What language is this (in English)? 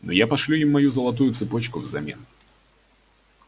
Russian